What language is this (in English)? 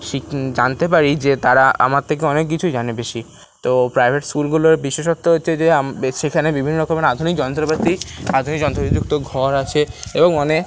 Bangla